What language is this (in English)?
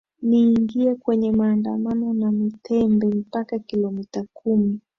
Swahili